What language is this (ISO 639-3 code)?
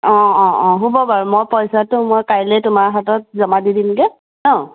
asm